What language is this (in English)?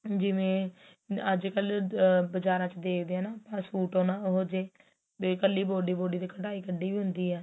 Punjabi